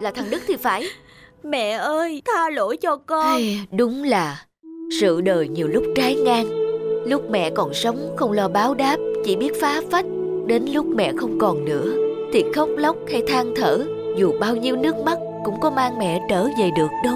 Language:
Vietnamese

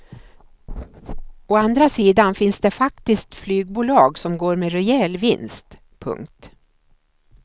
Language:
Swedish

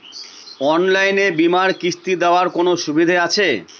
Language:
Bangla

